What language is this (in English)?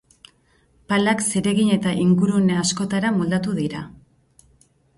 Basque